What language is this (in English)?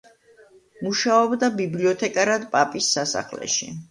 Georgian